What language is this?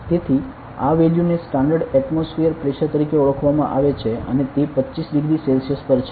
Gujarati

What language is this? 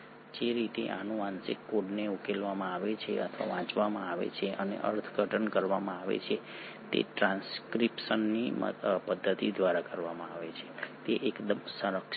Gujarati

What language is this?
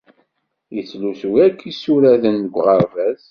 Kabyle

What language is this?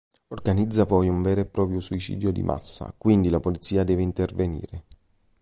Italian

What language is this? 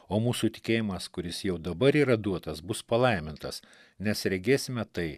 Lithuanian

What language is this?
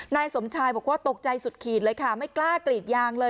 Thai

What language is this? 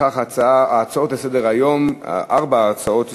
Hebrew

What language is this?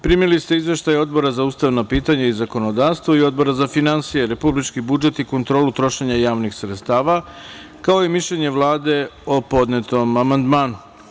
Serbian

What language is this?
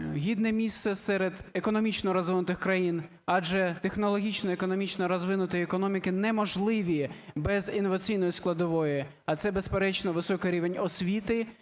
Ukrainian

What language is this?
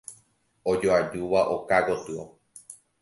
Guarani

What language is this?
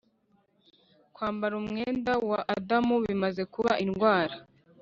Kinyarwanda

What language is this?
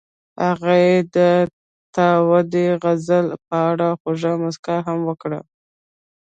Pashto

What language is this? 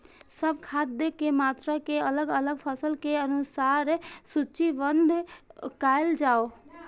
Maithili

